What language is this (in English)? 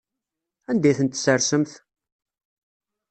Kabyle